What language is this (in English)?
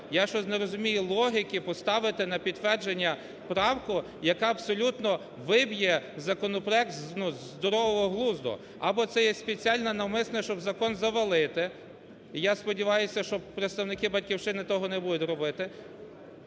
Ukrainian